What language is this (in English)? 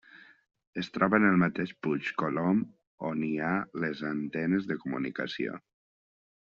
Catalan